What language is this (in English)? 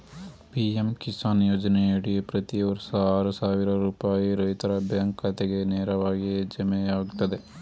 Kannada